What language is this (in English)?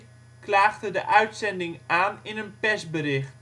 Dutch